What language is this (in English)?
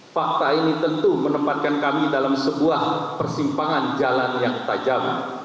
Indonesian